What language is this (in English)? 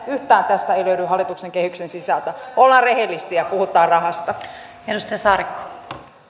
Finnish